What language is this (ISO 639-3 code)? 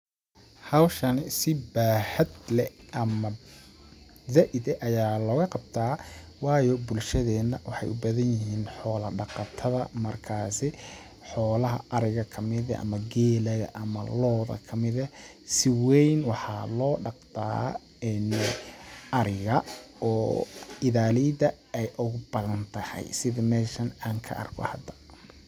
som